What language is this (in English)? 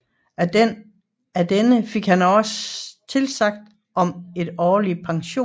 Danish